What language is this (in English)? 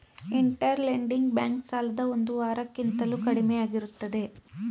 Kannada